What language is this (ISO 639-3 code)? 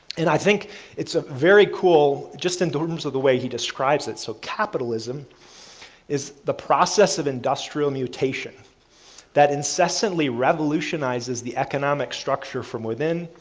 eng